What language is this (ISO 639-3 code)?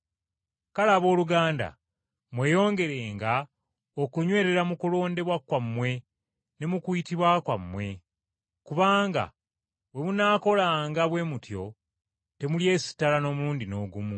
lug